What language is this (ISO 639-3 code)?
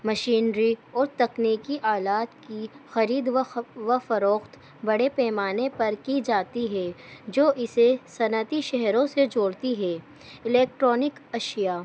urd